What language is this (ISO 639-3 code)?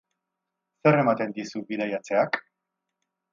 eus